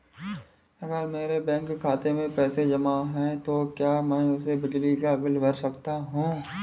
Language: Hindi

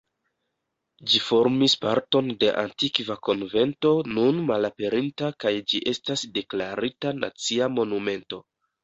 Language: Esperanto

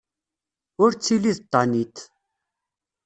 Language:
Kabyle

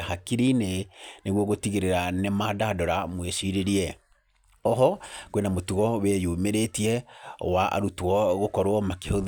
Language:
Kikuyu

